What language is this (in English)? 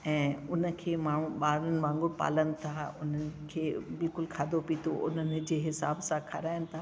Sindhi